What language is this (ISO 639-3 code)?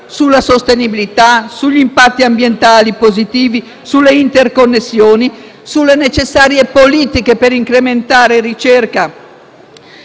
ita